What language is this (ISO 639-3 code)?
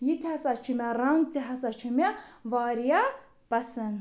kas